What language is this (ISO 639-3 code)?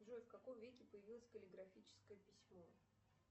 rus